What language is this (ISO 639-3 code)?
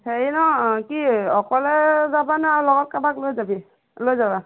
asm